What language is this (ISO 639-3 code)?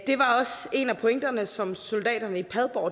dan